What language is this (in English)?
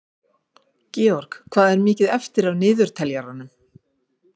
Icelandic